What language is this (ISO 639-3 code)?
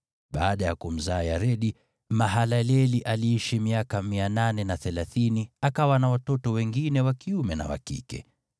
swa